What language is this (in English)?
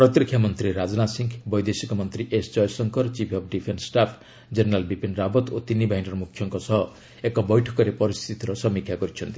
Odia